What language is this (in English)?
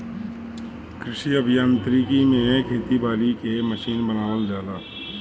Bhojpuri